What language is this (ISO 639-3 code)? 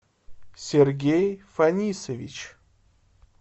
rus